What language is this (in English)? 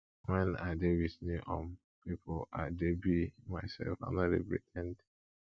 Nigerian Pidgin